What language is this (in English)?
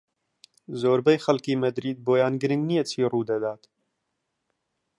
Central Kurdish